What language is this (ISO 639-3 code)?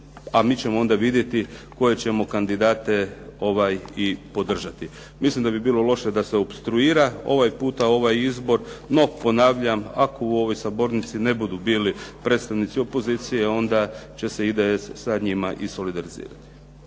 hrv